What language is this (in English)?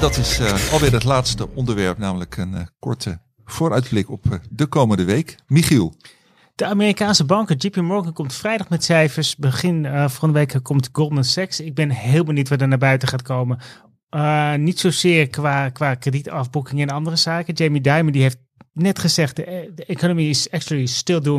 Dutch